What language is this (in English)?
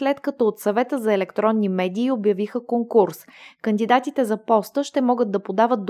Bulgarian